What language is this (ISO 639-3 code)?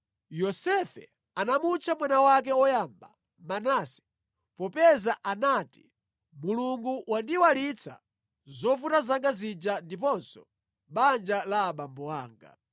nya